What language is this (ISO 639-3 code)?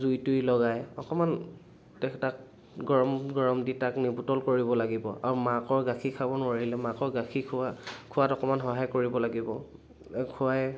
asm